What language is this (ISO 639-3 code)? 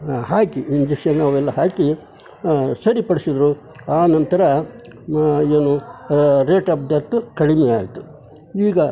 kan